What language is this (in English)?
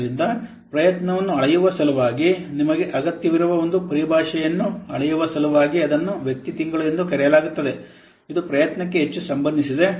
Kannada